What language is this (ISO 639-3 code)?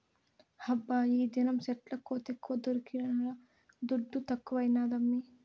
tel